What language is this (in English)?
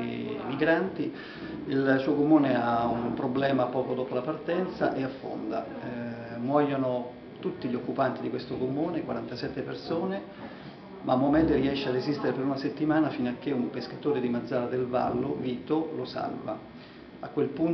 Italian